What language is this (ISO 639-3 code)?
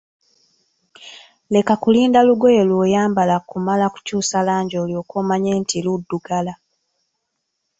lug